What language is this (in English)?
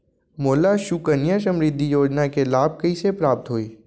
Chhattisgarhi